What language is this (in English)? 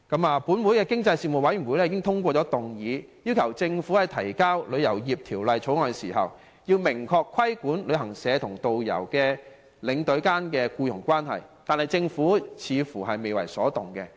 Cantonese